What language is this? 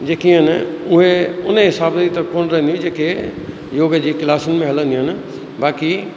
Sindhi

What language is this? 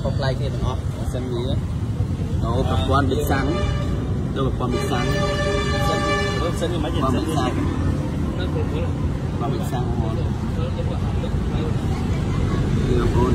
Vietnamese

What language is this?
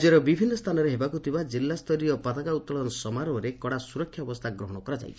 Odia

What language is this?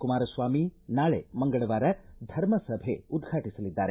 Kannada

